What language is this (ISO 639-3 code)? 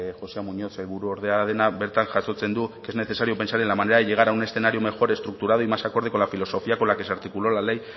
spa